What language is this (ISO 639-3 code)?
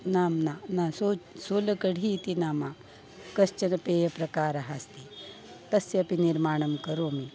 san